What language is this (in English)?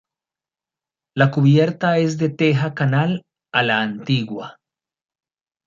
Spanish